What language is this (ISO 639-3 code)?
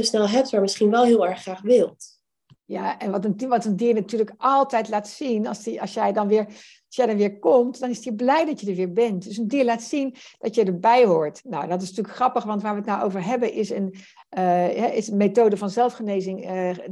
nld